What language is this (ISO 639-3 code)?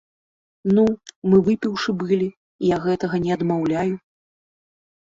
bel